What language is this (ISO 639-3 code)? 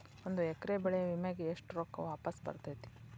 kan